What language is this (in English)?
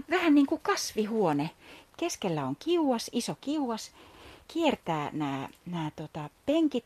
Finnish